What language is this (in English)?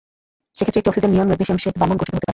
Bangla